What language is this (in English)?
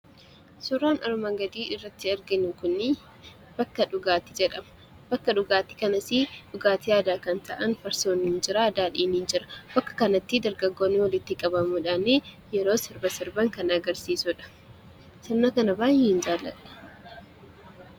Oromo